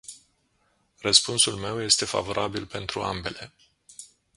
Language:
Romanian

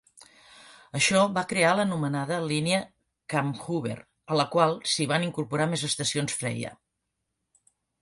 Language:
Catalan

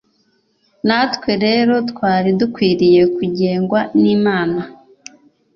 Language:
Kinyarwanda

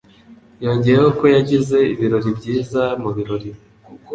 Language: Kinyarwanda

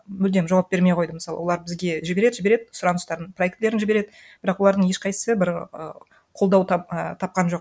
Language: Kazakh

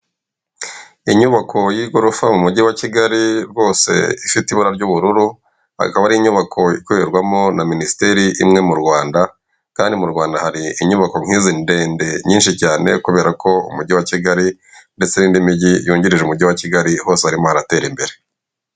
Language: Kinyarwanda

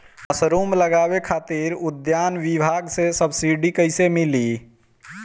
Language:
Bhojpuri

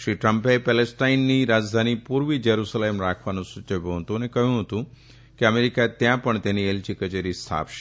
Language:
Gujarati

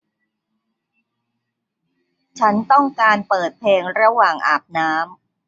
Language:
Thai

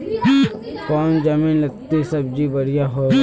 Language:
Magahi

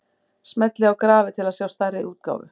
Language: Icelandic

